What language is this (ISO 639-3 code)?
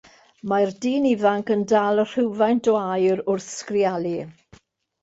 cym